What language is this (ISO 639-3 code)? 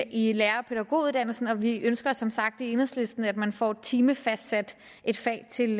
dan